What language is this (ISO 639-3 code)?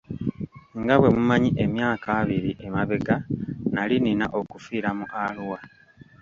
lug